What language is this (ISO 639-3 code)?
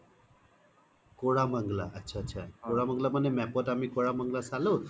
asm